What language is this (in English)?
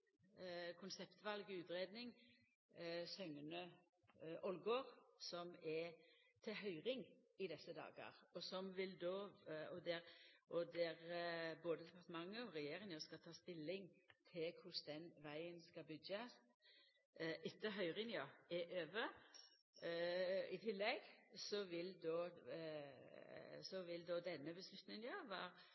Norwegian Nynorsk